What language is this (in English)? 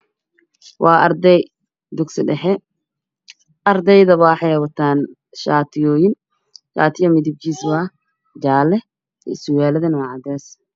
Somali